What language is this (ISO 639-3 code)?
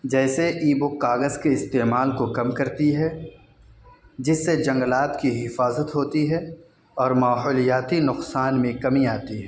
urd